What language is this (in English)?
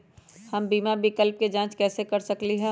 Magahi